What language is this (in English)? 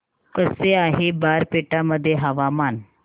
Marathi